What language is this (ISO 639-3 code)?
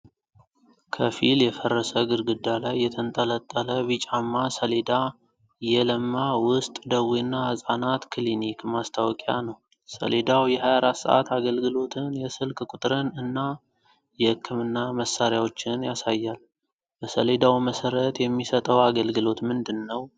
amh